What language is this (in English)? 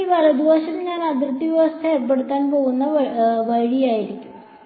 Malayalam